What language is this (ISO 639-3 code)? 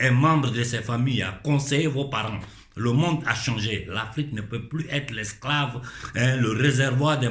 fra